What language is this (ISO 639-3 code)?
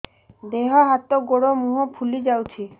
ori